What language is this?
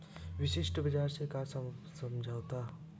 Chhattisgarhi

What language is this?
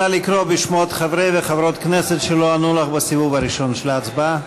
Hebrew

